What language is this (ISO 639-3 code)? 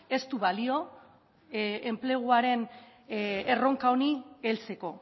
eus